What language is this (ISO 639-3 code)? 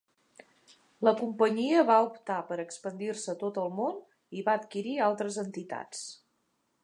cat